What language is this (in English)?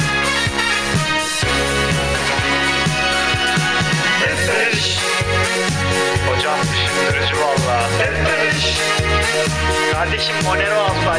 Turkish